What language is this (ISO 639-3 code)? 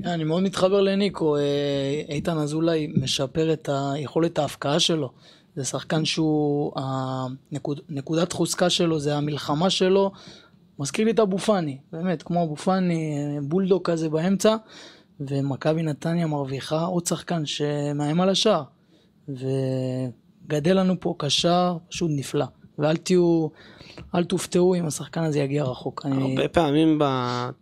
heb